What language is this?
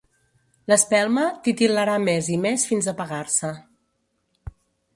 Catalan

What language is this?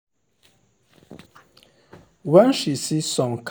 Nigerian Pidgin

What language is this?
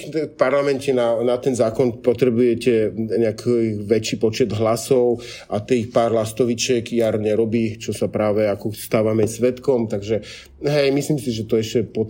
Slovak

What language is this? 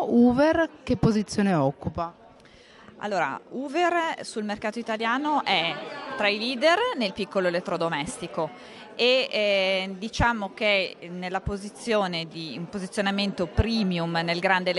Italian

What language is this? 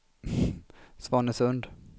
Swedish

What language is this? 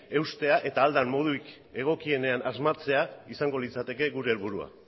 Basque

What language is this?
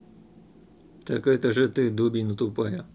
Russian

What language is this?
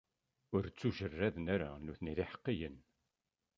Kabyle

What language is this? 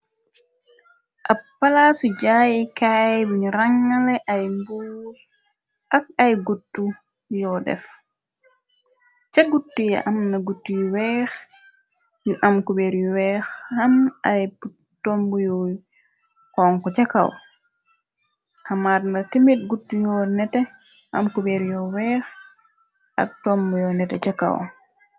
Wolof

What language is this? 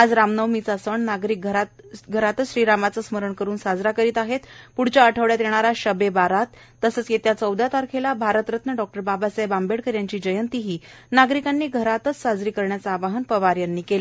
Marathi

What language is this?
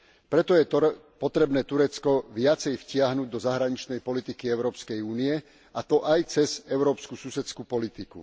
Slovak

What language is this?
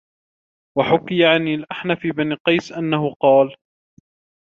Arabic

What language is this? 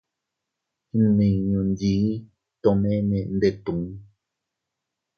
Teutila Cuicatec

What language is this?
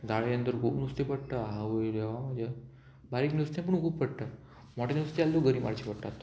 Konkani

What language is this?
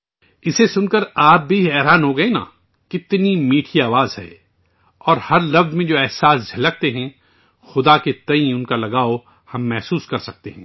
Urdu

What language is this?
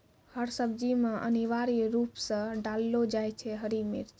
Maithili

